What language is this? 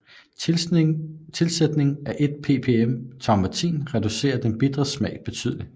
Danish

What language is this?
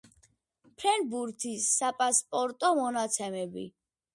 Georgian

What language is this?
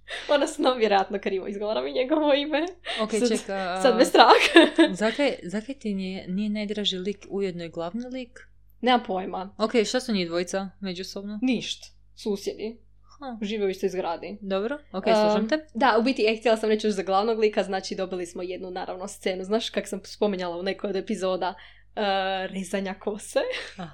Croatian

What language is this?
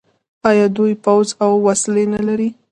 Pashto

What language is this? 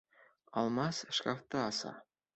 Bashkir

